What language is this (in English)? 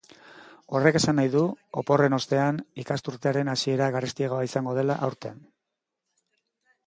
Basque